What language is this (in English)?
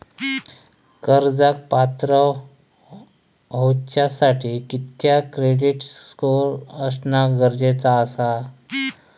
Marathi